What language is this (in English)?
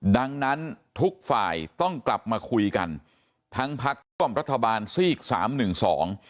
Thai